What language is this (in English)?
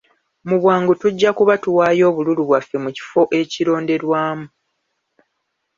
Ganda